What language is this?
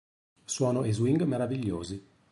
Italian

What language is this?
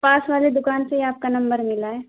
Urdu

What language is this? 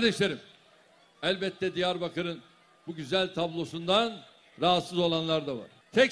Turkish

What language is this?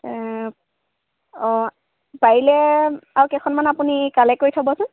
Assamese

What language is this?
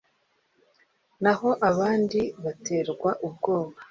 Kinyarwanda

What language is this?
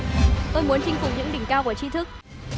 Vietnamese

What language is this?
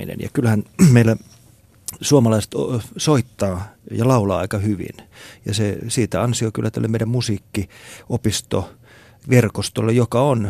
Finnish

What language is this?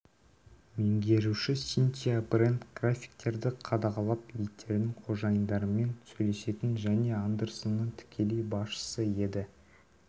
Kazakh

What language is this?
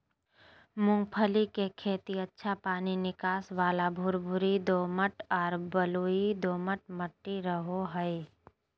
Magahi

